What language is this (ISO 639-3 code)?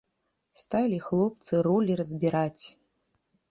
bel